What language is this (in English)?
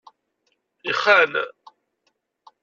Kabyle